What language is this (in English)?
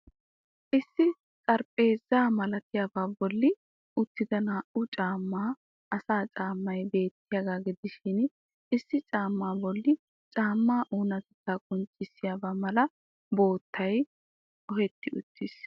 Wolaytta